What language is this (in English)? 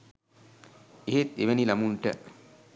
Sinhala